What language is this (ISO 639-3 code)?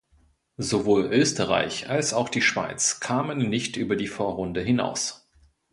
deu